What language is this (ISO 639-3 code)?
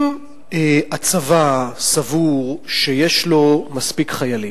heb